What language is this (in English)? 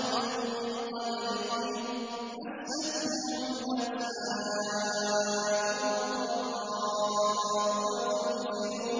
Arabic